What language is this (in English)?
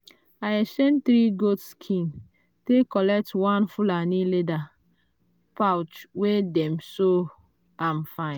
Nigerian Pidgin